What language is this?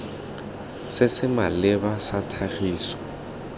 Tswana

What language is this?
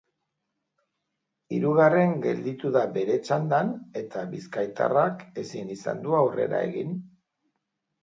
Basque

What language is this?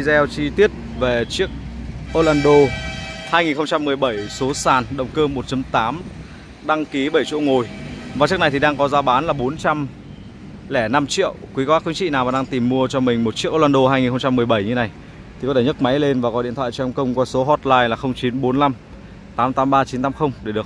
Vietnamese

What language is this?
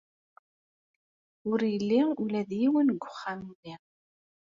Kabyle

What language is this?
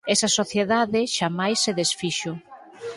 Galician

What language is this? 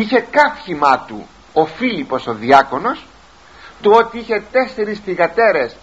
Greek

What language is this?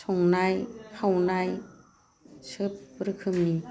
Bodo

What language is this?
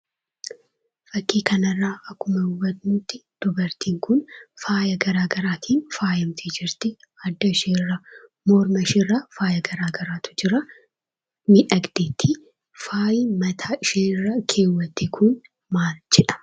Oromo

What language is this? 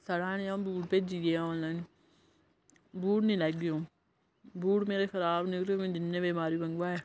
Dogri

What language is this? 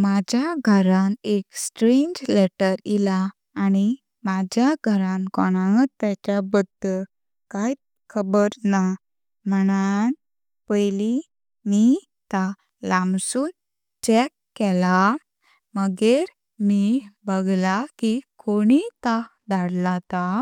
Konkani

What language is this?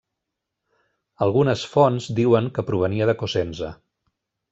Catalan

